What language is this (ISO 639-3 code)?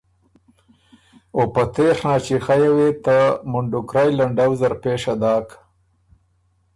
oru